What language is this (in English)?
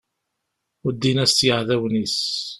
Kabyle